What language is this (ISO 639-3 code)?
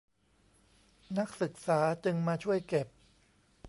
tha